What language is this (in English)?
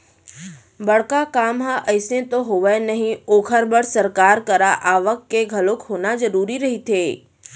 Chhattisgarhi